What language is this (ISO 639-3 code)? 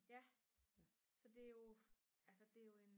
dan